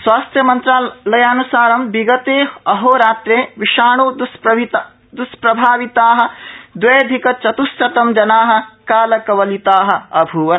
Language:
Sanskrit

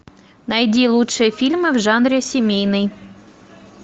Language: Russian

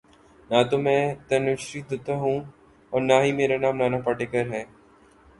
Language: Urdu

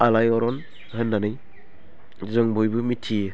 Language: Bodo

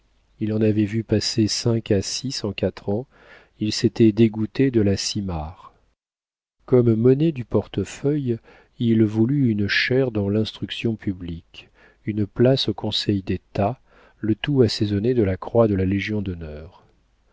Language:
French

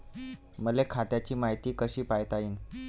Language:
Marathi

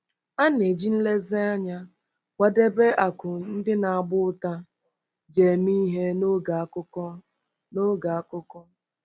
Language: Igbo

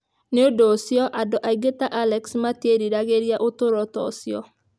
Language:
Kikuyu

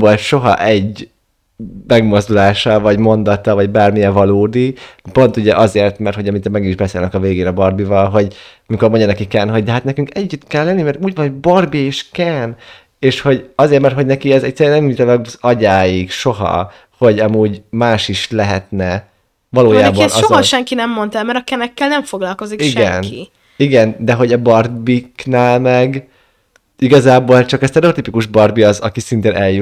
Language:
Hungarian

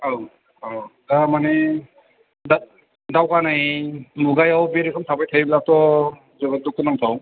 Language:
Bodo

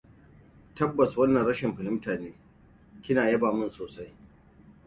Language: Hausa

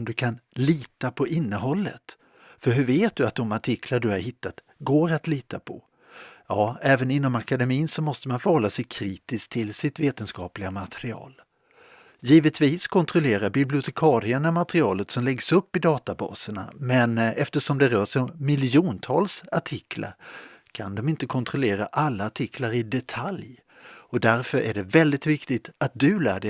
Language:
Swedish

